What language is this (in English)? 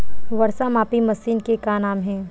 Chhattisgarhi